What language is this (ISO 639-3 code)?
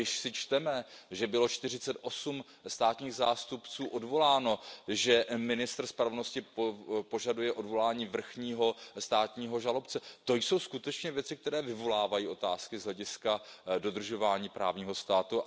ces